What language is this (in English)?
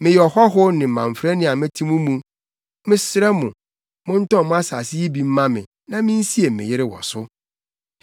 Akan